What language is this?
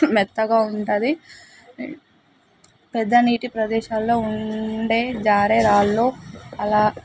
Telugu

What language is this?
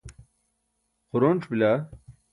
Burushaski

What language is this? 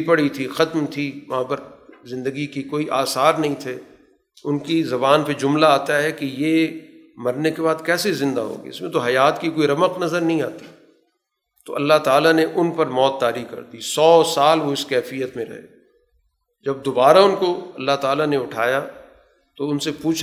Urdu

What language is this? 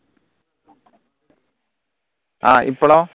Malayalam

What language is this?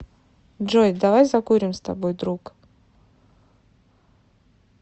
Russian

